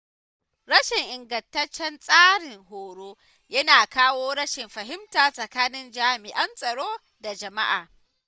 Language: Hausa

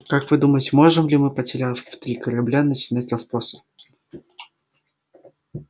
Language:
Russian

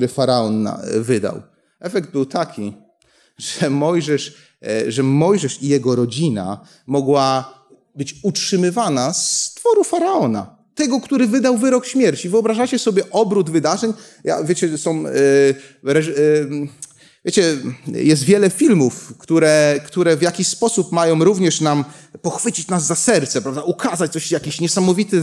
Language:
Polish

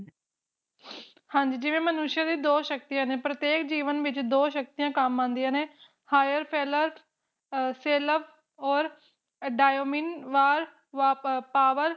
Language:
Punjabi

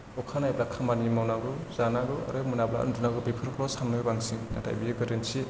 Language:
Bodo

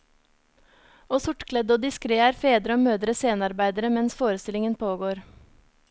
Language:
Norwegian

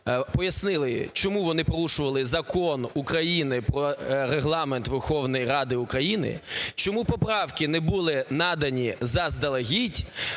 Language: Ukrainian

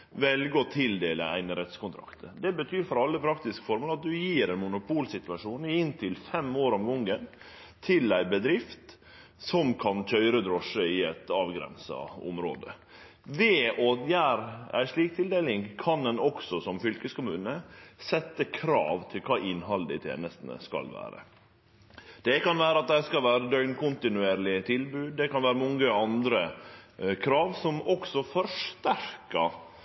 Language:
Norwegian Nynorsk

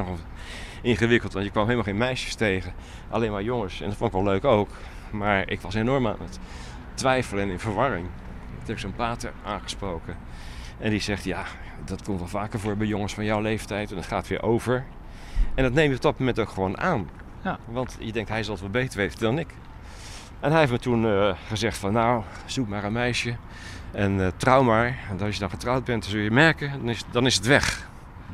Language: Dutch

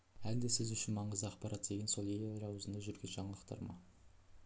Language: Kazakh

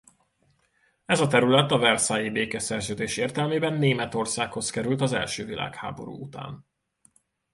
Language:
Hungarian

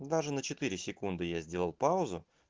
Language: Russian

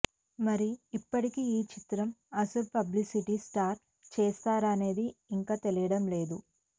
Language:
Telugu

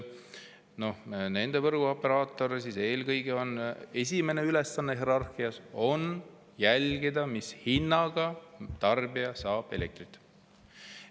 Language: Estonian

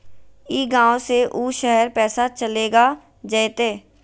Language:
Magahi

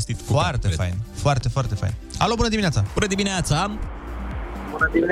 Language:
Romanian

